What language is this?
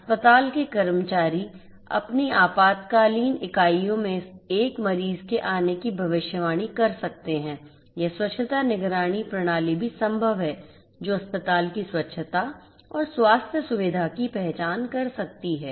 Hindi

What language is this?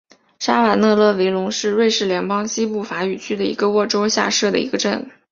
Chinese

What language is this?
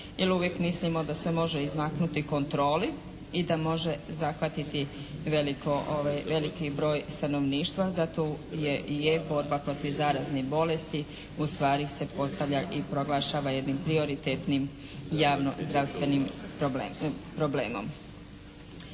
Croatian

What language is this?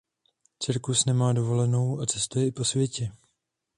Czech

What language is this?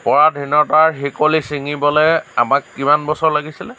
Assamese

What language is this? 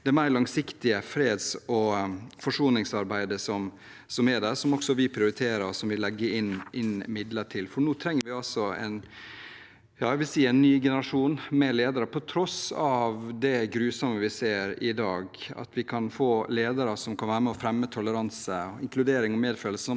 Norwegian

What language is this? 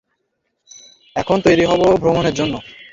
Bangla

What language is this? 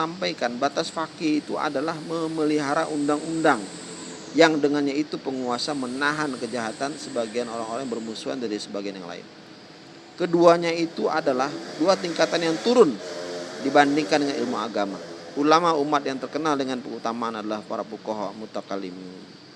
Indonesian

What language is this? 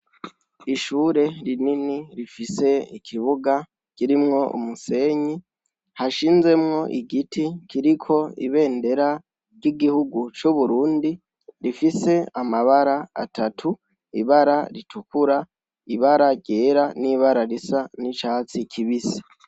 Rundi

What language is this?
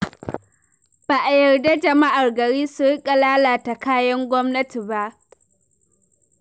Hausa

